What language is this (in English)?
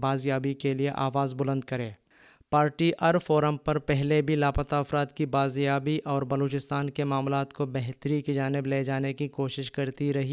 Urdu